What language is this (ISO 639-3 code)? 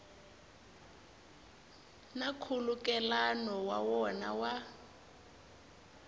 tso